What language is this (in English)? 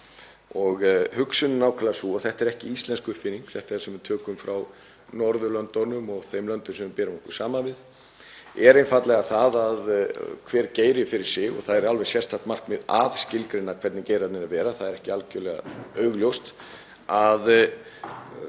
Icelandic